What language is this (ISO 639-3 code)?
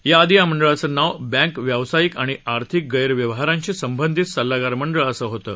mar